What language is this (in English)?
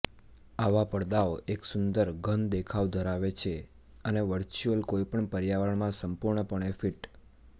Gujarati